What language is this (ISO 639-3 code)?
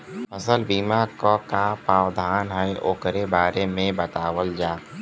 bho